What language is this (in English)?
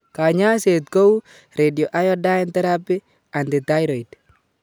Kalenjin